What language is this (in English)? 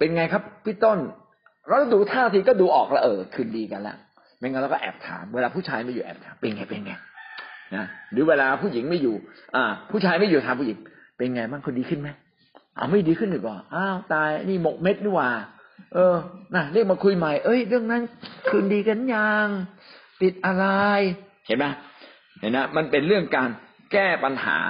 Thai